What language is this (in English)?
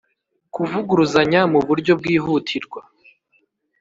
Kinyarwanda